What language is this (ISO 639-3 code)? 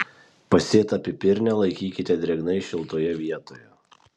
lit